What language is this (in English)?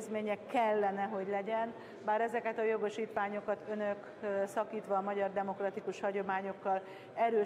Hungarian